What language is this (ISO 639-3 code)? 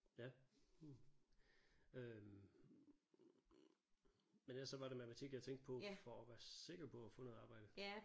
dan